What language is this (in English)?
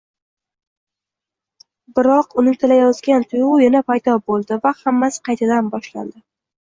Uzbek